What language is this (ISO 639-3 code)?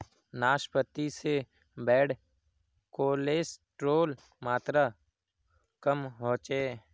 mag